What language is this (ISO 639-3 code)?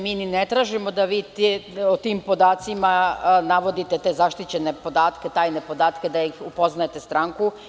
srp